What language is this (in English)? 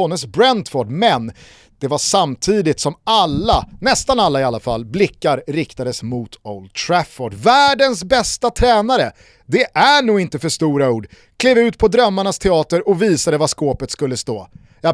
Swedish